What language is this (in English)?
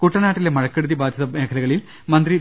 Malayalam